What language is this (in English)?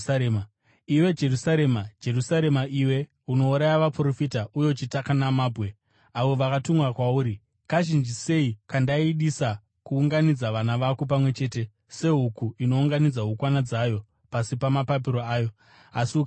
Shona